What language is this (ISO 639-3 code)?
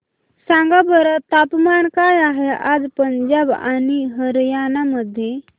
mar